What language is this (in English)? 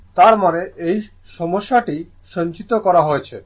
Bangla